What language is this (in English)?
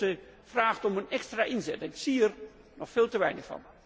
Dutch